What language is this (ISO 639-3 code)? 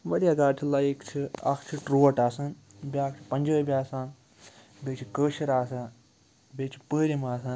kas